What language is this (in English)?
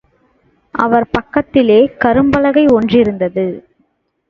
Tamil